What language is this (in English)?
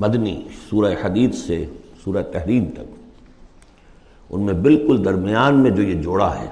Urdu